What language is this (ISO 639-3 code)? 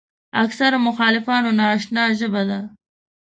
pus